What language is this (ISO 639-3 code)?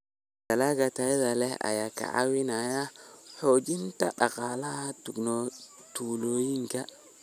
som